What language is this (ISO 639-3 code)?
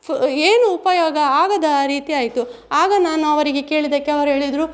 kan